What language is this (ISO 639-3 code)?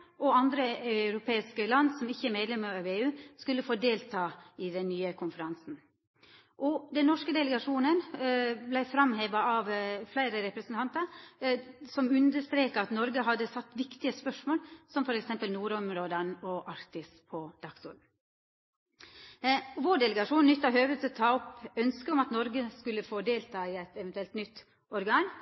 nno